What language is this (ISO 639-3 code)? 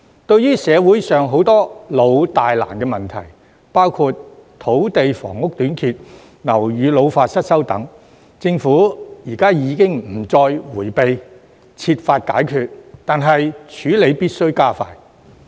yue